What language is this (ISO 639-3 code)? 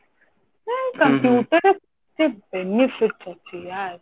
ori